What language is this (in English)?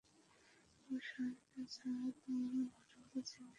Bangla